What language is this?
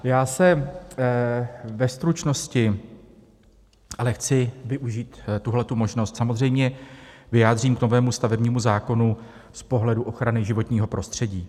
Czech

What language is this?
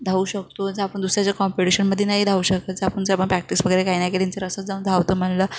Marathi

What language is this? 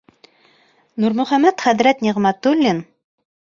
Bashkir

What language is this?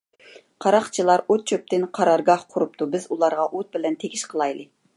Uyghur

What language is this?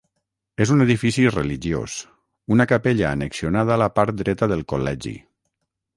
Catalan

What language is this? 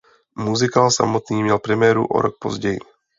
Czech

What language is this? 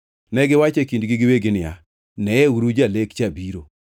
Luo (Kenya and Tanzania)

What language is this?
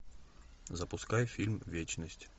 Russian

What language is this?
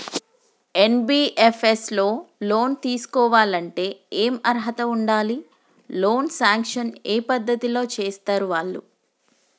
Telugu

